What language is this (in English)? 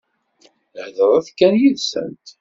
Kabyle